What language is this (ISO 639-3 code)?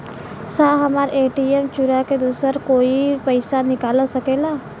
bho